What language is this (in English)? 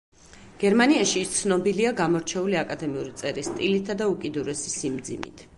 Georgian